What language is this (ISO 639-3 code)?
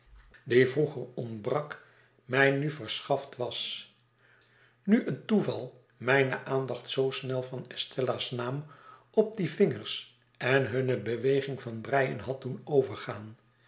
nld